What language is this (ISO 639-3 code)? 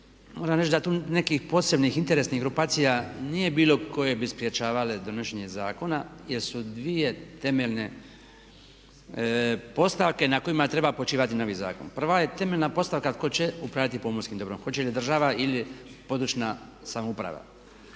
hrv